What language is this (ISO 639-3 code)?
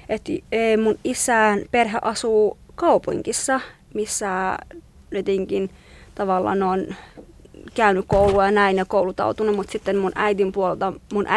fin